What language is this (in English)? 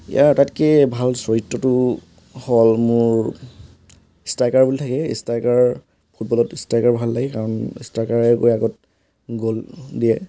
Assamese